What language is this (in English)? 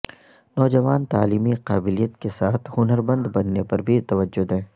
Urdu